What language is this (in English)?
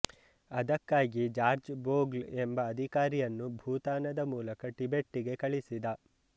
Kannada